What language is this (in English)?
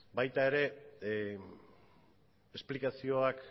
Basque